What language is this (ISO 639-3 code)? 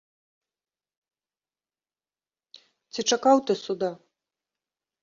bel